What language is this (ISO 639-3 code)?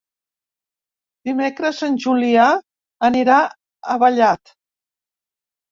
cat